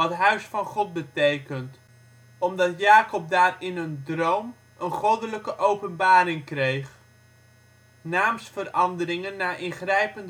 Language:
Dutch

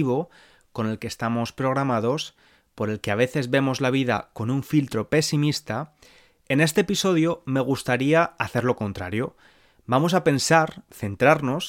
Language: Spanish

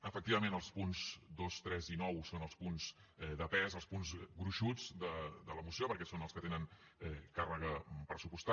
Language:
Catalan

